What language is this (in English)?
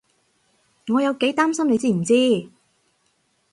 Cantonese